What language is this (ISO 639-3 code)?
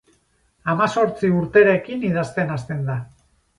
eus